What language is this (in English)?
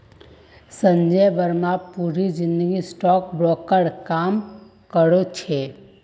Magahi